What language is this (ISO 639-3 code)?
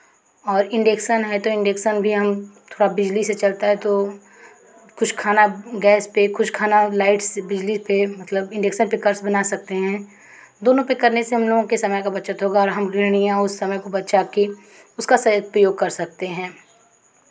hin